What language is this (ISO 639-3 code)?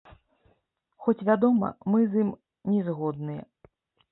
bel